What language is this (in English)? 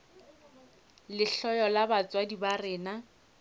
Northern Sotho